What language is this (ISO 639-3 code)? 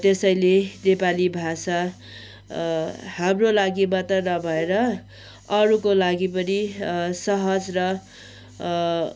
nep